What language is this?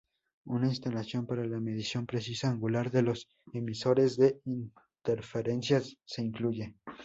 Spanish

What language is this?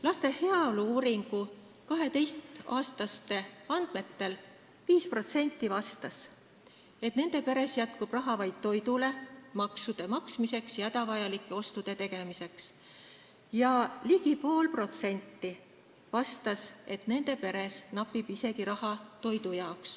Estonian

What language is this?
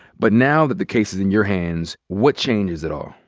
English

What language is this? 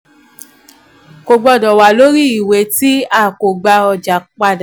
Yoruba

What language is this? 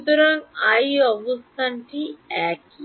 Bangla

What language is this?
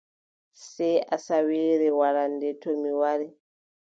Adamawa Fulfulde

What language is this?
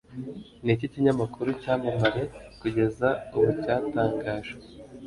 Kinyarwanda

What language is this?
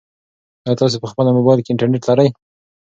Pashto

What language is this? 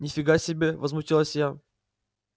Russian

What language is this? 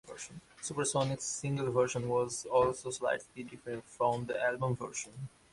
English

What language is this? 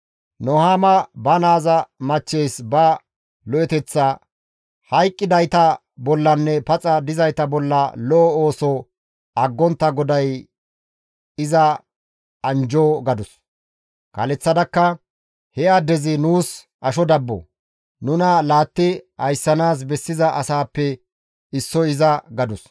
Gamo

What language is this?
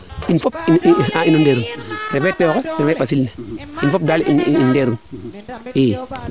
Serer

